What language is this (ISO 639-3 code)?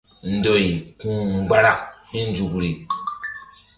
mdd